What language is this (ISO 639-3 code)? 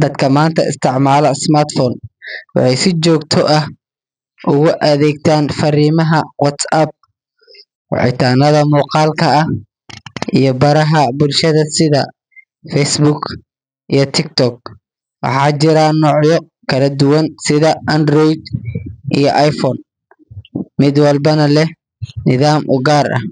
som